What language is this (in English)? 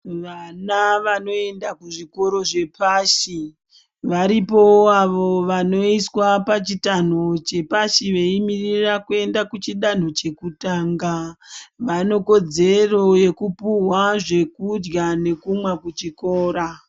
Ndau